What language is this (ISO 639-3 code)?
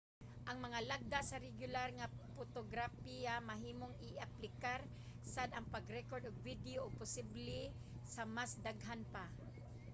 ceb